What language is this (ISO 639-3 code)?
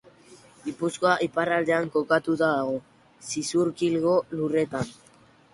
eus